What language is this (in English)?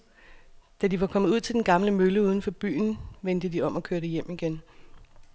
Danish